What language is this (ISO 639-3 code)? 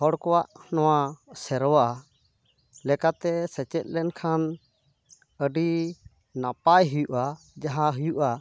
sat